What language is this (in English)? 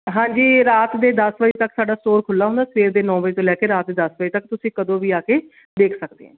Punjabi